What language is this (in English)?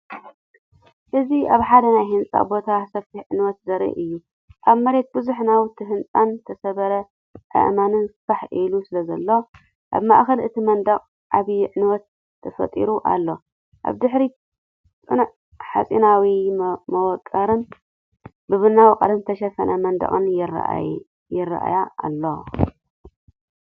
Tigrinya